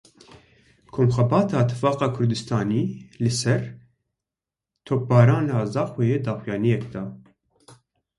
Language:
Kurdish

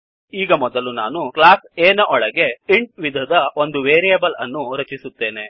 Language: Kannada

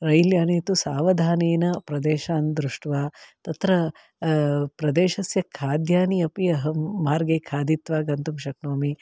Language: Sanskrit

